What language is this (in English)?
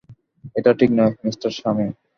Bangla